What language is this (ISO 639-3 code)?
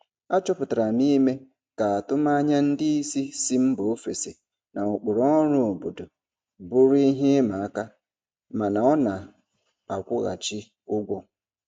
ibo